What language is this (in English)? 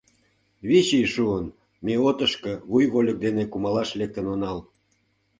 Mari